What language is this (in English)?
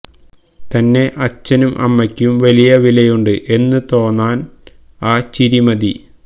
Malayalam